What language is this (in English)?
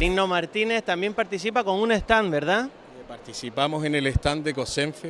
Spanish